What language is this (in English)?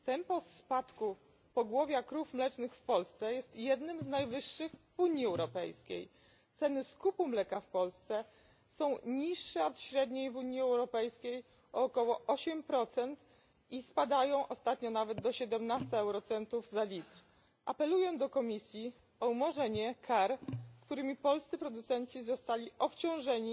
Polish